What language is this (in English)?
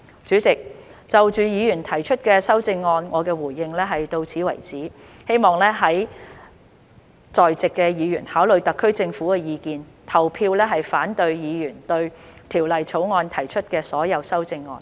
Cantonese